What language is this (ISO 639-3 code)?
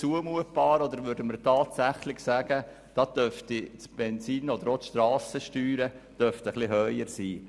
gsw